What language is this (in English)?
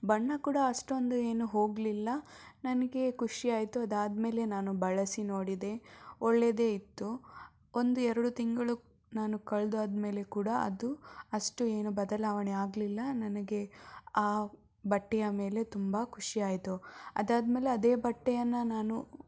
Kannada